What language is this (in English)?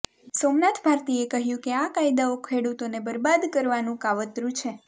Gujarati